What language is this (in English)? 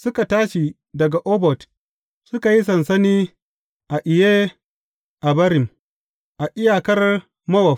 Hausa